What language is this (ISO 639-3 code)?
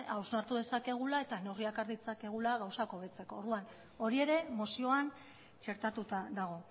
eus